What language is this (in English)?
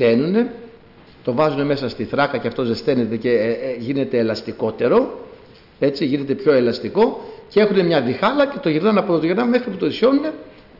Greek